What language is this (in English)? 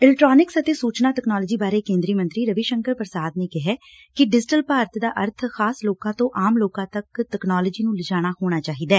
Punjabi